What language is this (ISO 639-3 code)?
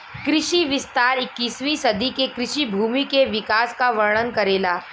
bho